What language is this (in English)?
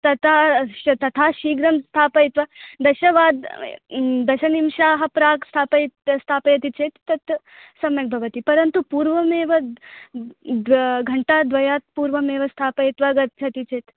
Sanskrit